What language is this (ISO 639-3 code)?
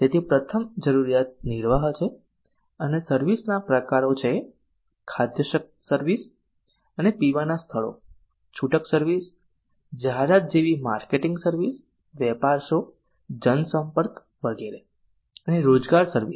guj